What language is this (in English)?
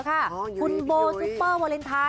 Thai